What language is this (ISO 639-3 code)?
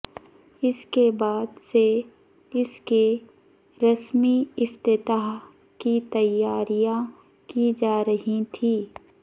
urd